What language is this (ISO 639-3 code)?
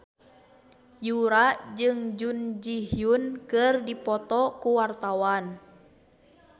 sun